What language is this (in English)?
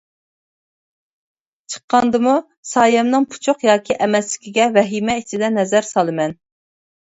Uyghur